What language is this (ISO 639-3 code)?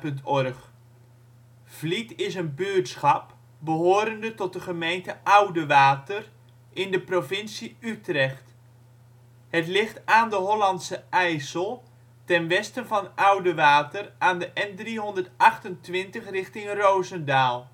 nld